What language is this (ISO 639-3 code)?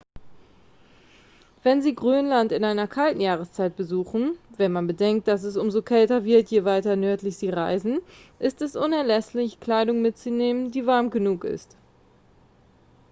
deu